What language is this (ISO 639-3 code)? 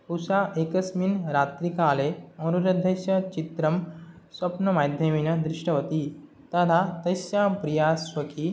san